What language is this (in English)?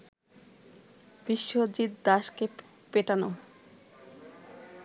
Bangla